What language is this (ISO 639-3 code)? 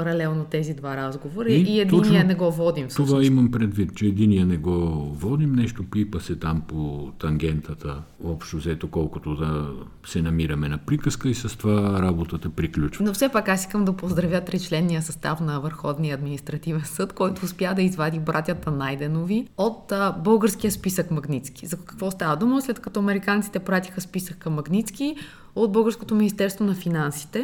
bul